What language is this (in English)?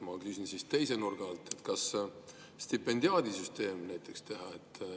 Estonian